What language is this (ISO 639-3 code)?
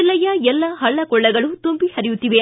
kan